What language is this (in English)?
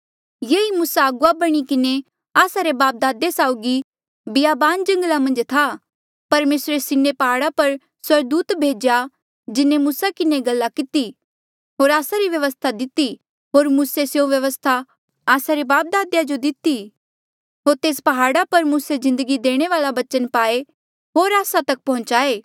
Mandeali